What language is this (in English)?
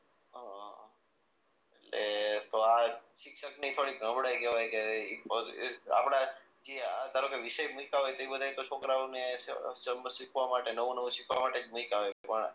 Gujarati